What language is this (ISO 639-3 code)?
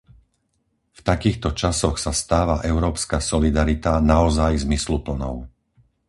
slk